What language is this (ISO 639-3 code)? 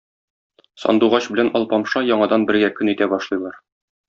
tat